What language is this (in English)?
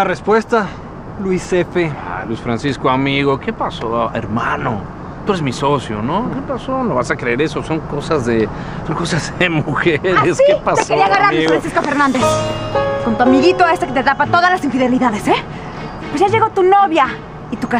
Spanish